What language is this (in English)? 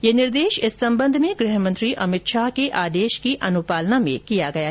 Hindi